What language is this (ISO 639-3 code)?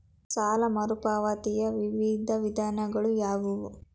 kan